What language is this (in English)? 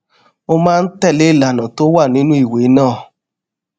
Yoruba